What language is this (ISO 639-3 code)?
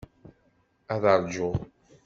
kab